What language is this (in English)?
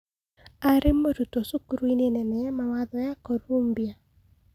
Kikuyu